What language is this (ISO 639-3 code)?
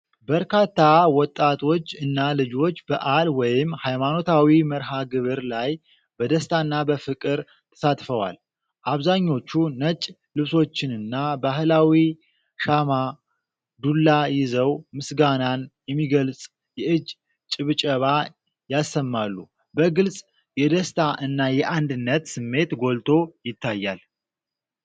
amh